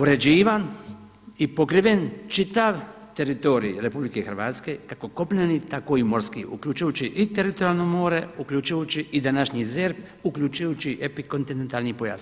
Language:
Croatian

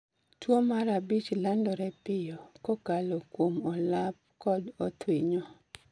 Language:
Luo (Kenya and Tanzania)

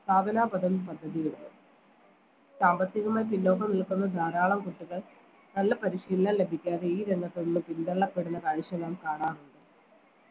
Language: Malayalam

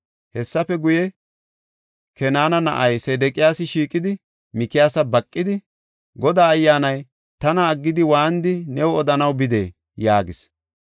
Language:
Gofa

